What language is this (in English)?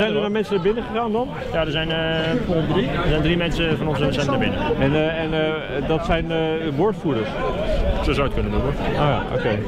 Dutch